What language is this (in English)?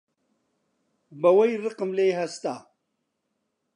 Central Kurdish